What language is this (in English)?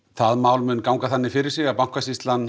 Icelandic